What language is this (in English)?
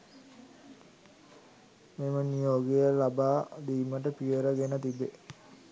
Sinhala